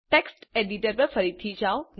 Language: Gujarati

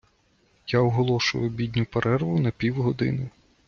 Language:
Ukrainian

